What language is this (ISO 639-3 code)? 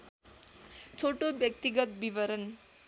nep